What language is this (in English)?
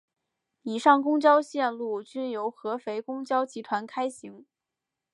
Chinese